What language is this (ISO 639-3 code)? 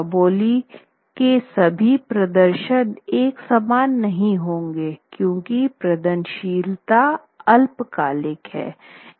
hin